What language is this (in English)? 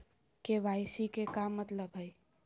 Magahi